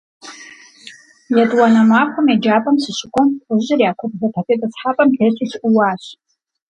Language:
Kabardian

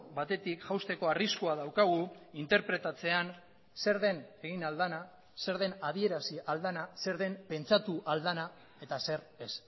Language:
Basque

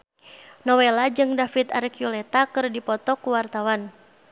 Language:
Sundanese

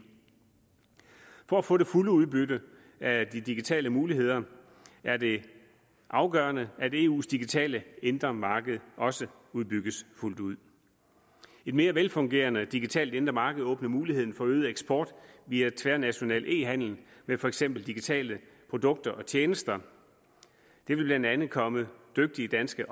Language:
Danish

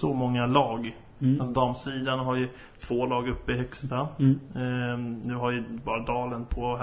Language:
Swedish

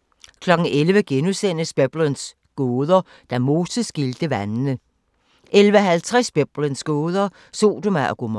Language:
Danish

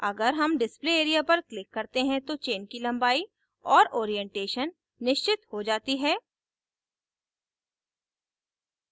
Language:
Hindi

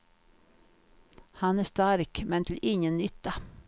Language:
Swedish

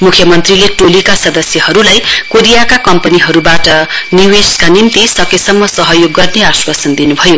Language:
Nepali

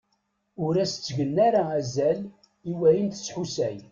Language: Kabyle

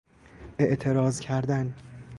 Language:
Persian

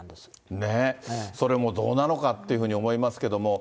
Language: Japanese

